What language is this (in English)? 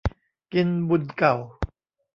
Thai